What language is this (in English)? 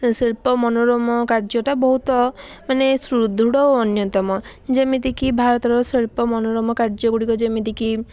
Odia